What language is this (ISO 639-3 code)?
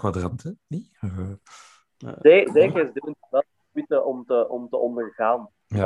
nld